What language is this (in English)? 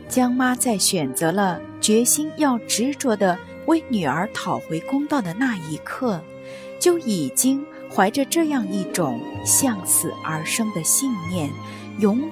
Chinese